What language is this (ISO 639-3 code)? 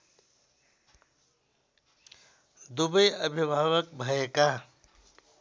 nep